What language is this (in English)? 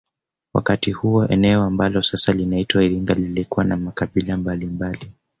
Swahili